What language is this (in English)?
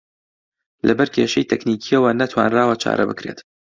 Central Kurdish